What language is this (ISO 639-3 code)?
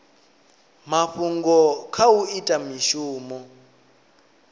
ven